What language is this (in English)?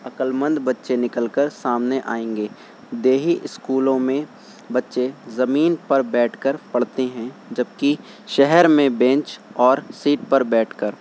Urdu